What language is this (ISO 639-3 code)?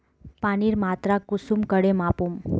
mag